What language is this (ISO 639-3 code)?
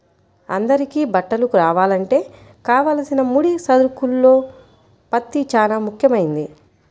tel